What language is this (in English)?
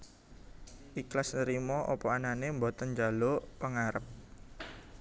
Javanese